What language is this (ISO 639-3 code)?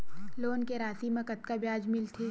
hne